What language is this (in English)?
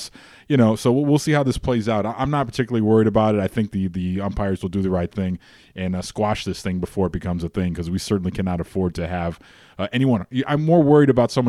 English